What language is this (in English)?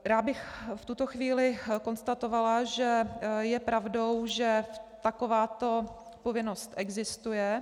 Czech